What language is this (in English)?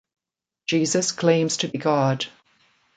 English